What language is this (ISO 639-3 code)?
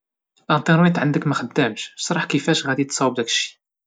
ary